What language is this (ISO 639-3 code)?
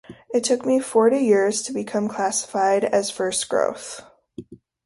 eng